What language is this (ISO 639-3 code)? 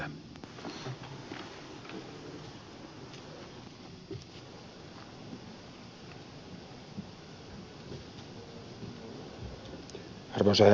fin